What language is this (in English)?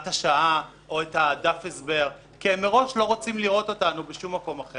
Hebrew